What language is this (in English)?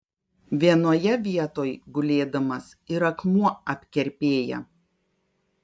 Lithuanian